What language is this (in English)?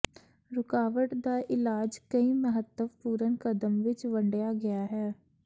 Punjabi